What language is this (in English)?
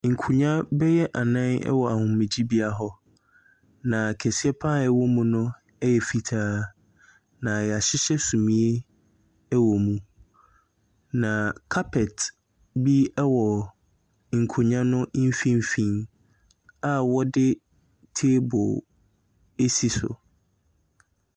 Akan